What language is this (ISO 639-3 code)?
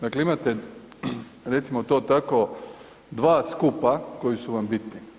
hrv